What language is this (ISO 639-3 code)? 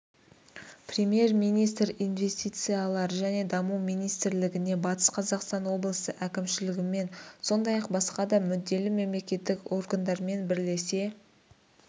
kaz